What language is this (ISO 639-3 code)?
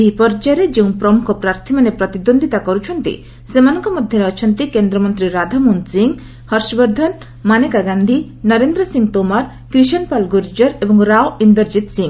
ori